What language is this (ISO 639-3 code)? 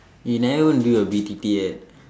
eng